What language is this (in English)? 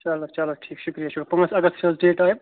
Kashmiri